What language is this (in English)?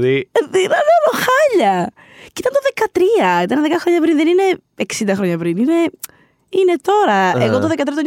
Greek